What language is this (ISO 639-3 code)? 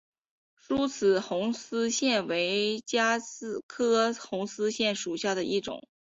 zho